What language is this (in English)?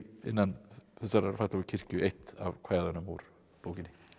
Icelandic